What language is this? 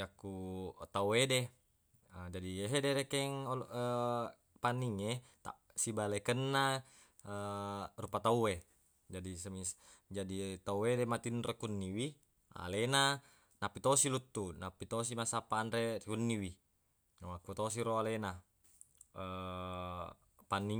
Buginese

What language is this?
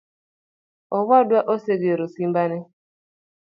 Luo (Kenya and Tanzania)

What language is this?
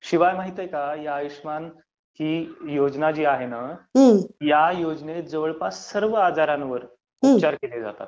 Marathi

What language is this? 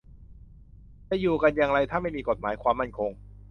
Thai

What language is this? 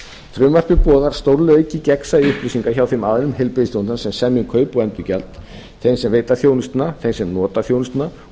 Icelandic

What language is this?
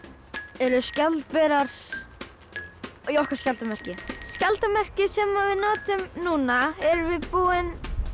Icelandic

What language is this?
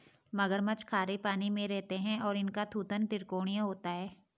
Hindi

